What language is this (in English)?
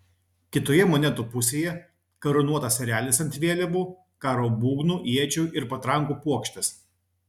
Lithuanian